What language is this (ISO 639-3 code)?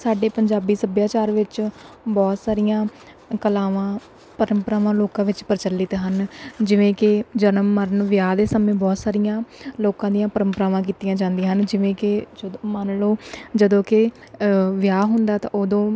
pan